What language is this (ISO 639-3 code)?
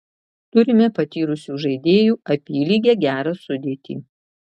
lit